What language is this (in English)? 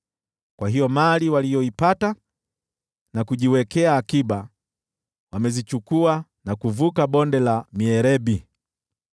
Swahili